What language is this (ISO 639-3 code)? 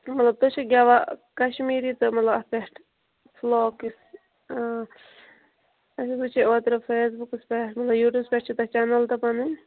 kas